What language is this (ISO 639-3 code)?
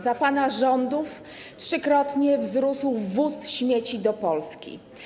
pol